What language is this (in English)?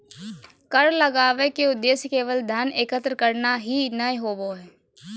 Magahi